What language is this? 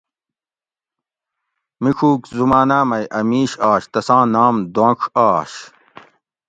Gawri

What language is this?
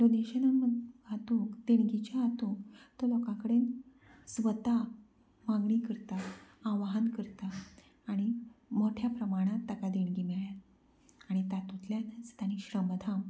Konkani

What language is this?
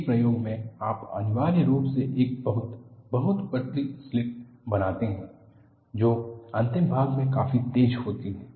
Hindi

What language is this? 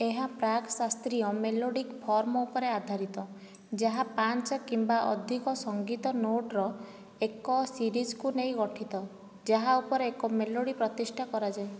Odia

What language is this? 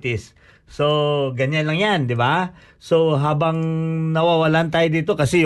Filipino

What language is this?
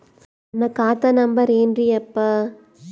Kannada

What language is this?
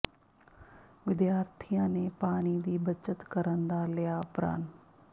Punjabi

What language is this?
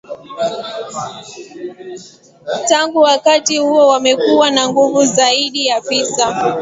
Swahili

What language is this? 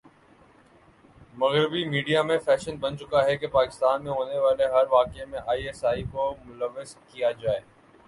Urdu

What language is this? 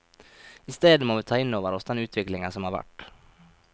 Norwegian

